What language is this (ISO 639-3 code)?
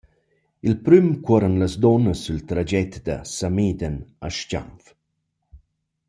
roh